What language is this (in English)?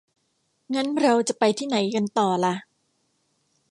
Thai